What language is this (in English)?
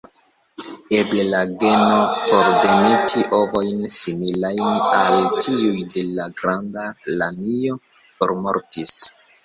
Esperanto